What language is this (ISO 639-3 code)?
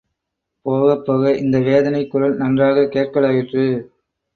tam